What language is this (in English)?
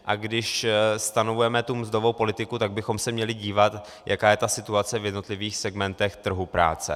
Czech